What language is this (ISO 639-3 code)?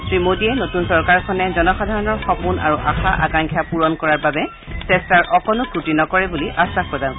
asm